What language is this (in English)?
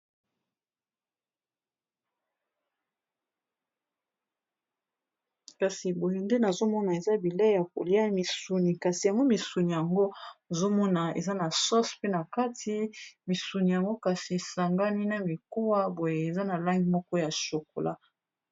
Lingala